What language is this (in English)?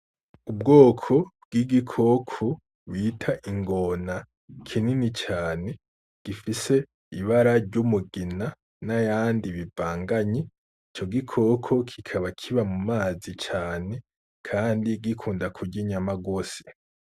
Rundi